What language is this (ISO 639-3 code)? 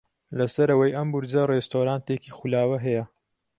ckb